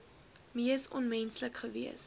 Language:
Afrikaans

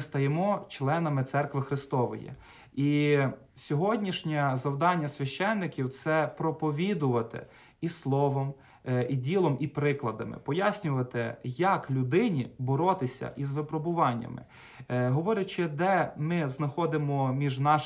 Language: Ukrainian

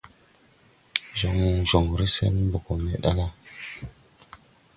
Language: Tupuri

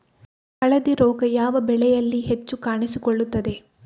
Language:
Kannada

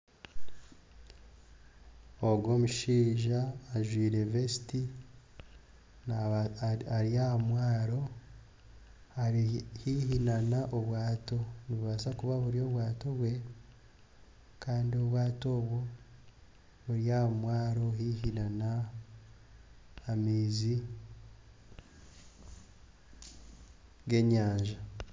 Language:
Nyankole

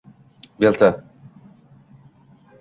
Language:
Uzbek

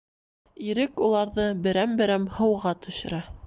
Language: Bashkir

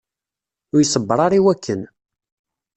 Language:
Kabyle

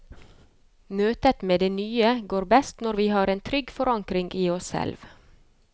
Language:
Norwegian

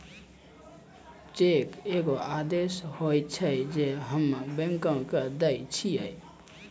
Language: Maithili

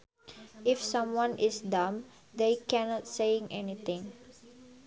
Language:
Sundanese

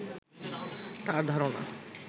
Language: Bangla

